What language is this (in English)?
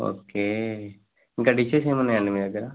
Telugu